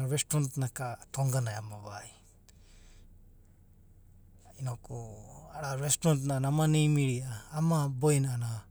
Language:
Abadi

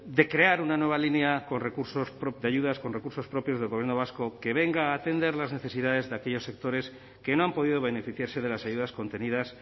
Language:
Spanish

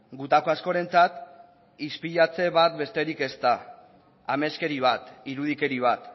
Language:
Basque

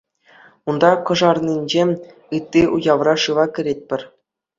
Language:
Chuvash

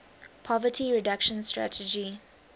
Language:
English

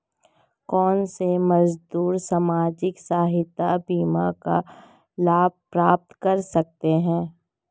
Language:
Hindi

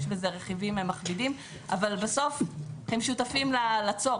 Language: Hebrew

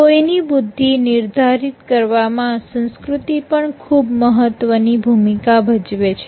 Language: Gujarati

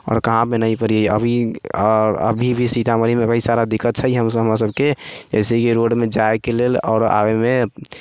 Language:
Maithili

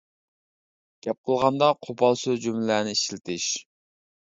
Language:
Uyghur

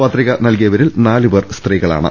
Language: Malayalam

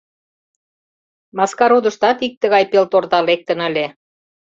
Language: Mari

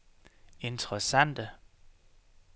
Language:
Danish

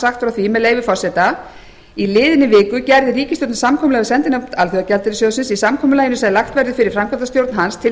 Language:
Icelandic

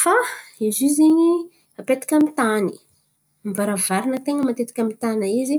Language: Antankarana Malagasy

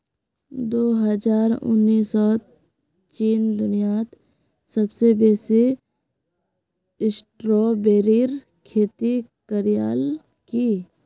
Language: Magahi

